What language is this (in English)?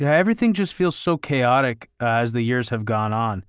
English